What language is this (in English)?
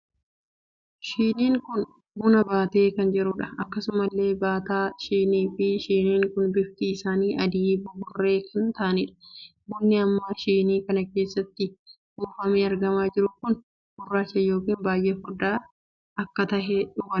Oromo